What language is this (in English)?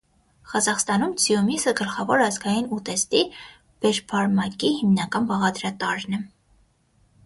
Armenian